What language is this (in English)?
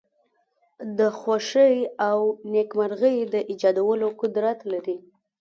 Pashto